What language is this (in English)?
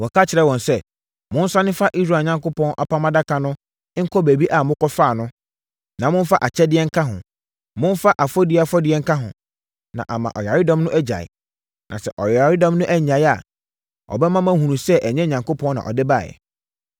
Akan